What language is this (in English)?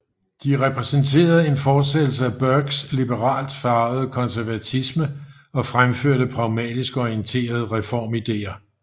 Danish